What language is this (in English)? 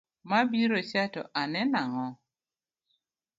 Luo (Kenya and Tanzania)